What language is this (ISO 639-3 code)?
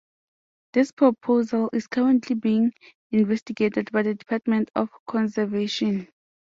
eng